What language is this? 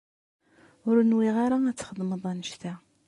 Kabyle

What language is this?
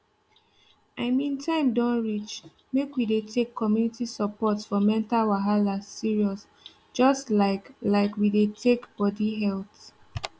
Nigerian Pidgin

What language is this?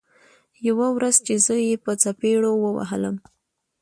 Pashto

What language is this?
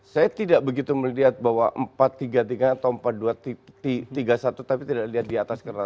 Indonesian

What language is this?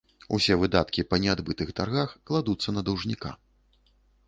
Belarusian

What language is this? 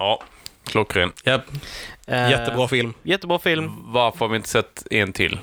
Swedish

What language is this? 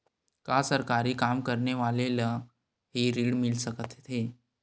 Chhattisgarhi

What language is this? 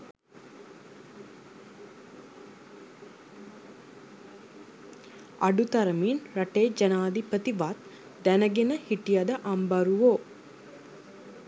Sinhala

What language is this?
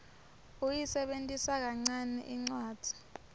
Swati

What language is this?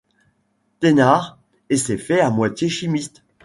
French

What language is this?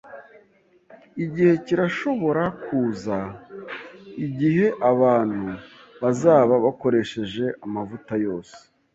Kinyarwanda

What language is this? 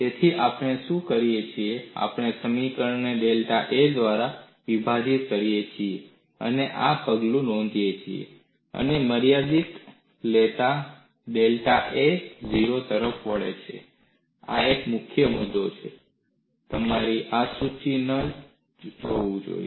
Gujarati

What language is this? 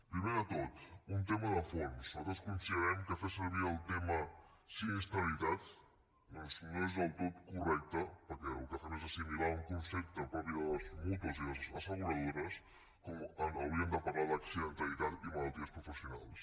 Catalan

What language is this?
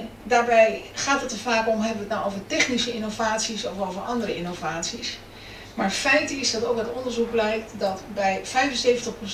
Dutch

